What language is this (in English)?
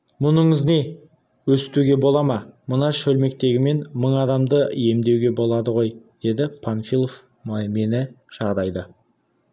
Kazakh